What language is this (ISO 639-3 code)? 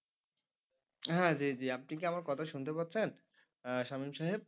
ben